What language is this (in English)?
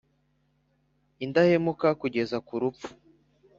Kinyarwanda